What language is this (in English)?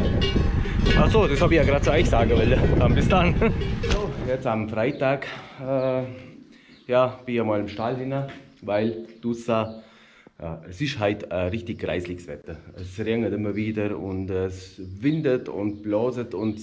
German